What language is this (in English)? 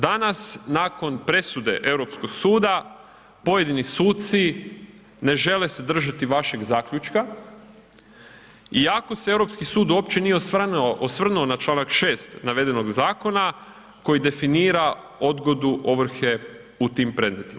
Croatian